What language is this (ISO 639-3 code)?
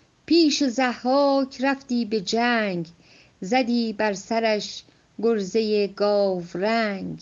fas